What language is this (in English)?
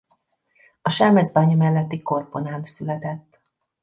Hungarian